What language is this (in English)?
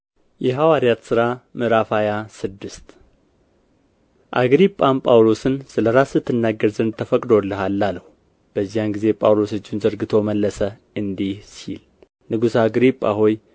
Amharic